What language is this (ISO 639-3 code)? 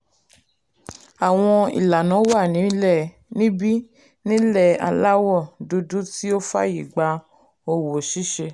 yor